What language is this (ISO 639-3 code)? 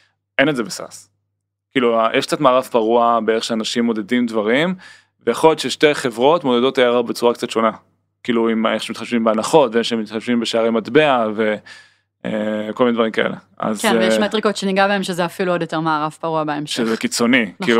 heb